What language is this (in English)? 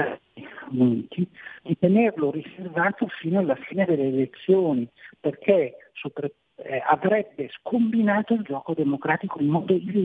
Italian